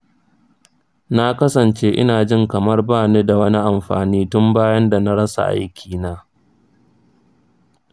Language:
Hausa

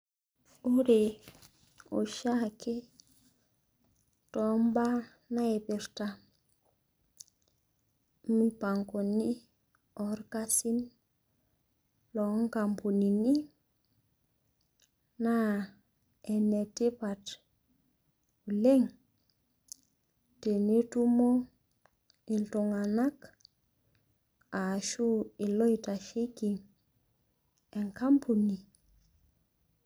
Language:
Masai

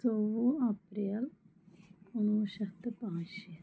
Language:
Kashmiri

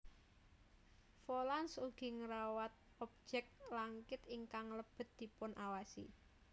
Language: Javanese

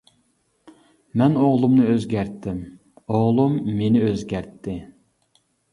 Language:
Uyghur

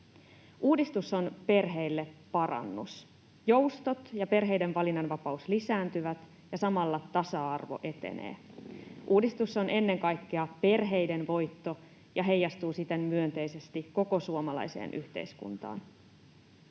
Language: Finnish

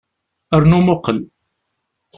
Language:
Kabyle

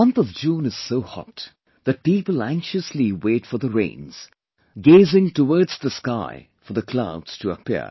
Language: English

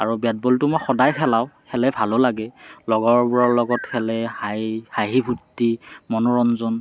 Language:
Assamese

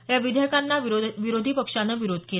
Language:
Marathi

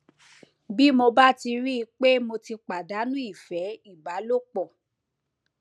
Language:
Yoruba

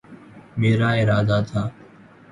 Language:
Urdu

